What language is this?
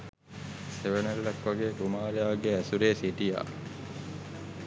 Sinhala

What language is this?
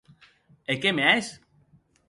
Occitan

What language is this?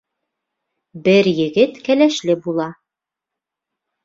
Bashkir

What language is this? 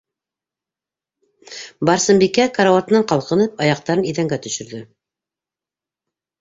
Bashkir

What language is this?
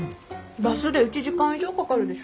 Japanese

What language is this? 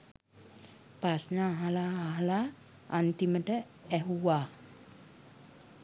Sinhala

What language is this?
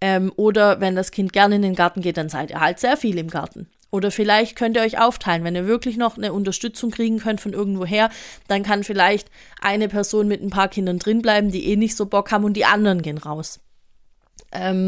German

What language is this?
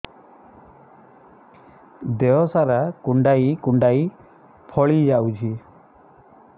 Odia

